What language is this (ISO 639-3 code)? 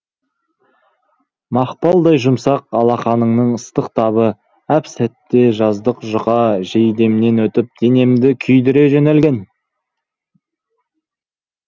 kaz